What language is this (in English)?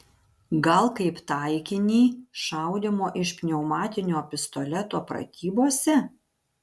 Lithuanian